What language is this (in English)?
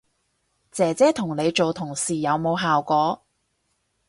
Cantonese